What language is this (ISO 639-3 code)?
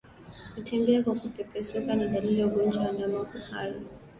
swa